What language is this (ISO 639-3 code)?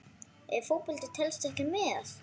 isl